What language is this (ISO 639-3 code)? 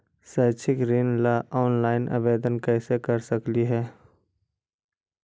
mag